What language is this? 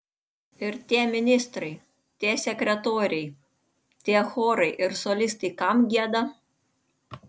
Lithuanian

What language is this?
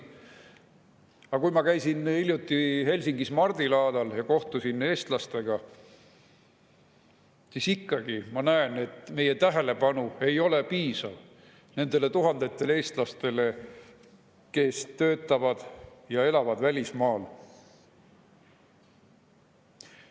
Estonian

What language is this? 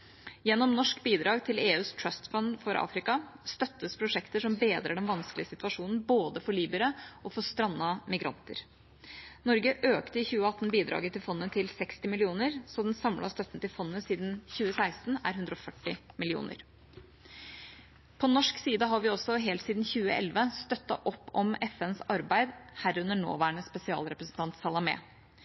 Norwegian Bokmål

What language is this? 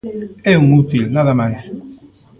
Galician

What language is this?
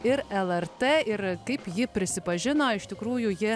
Lithuanian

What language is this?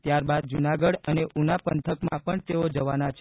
Gujarati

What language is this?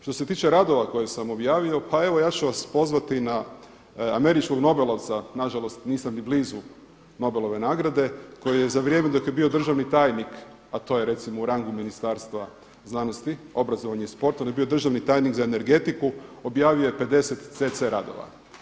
Croatian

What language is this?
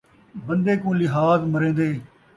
Saraiki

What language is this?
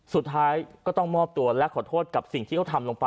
Thai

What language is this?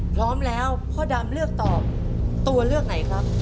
Thai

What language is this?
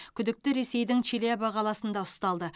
Kazakh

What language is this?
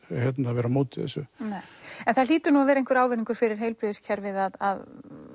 Icelandic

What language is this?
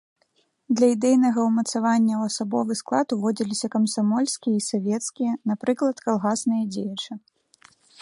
Belarusian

